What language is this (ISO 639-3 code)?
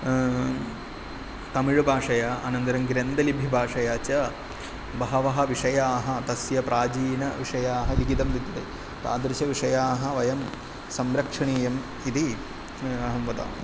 san